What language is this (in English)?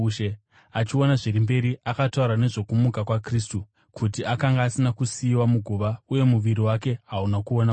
Shona